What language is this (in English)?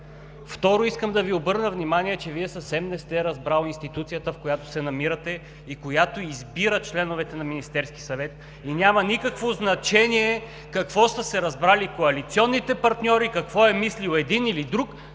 Bulgarian